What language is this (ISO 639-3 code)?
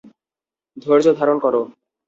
ben